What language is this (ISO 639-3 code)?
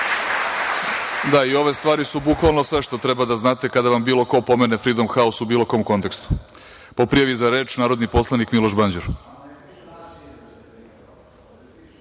srp